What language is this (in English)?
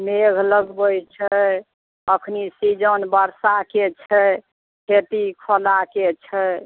Maithili